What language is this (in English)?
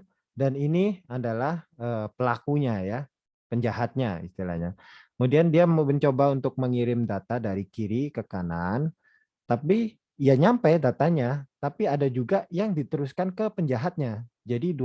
Indonesian